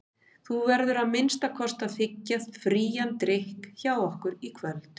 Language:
Icelandic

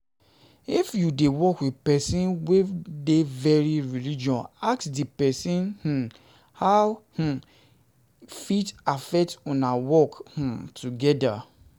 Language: Nigerian Pidgin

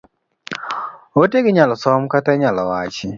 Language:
Luo (Kenya and Tanzania)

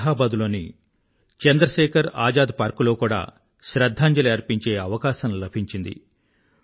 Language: Telugu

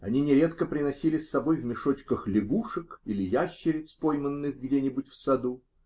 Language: Russian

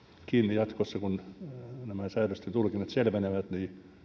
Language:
Finnish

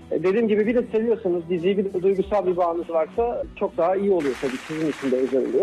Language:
Turkish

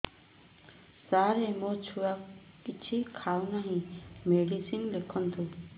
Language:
Odia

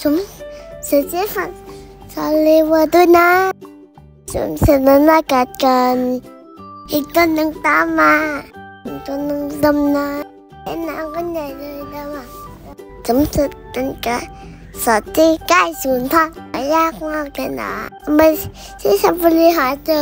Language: Thai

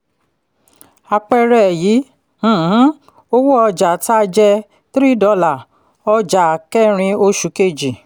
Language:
Yoruba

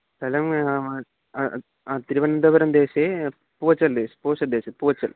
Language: Sanskrit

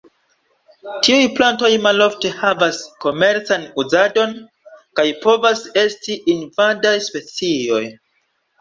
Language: Esperanto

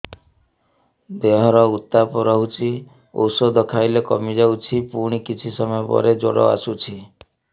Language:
Odia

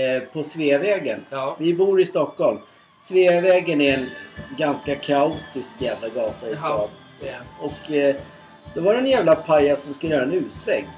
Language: Swedish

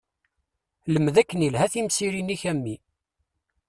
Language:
Kabyle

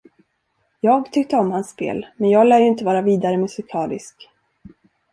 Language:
Swedish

